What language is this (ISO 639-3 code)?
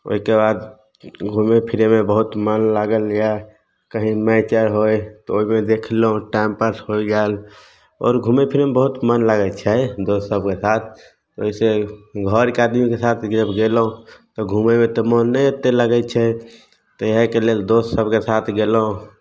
mai